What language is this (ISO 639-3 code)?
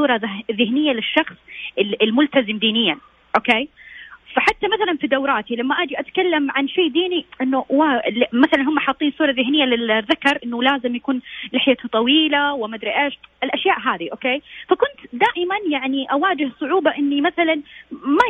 ara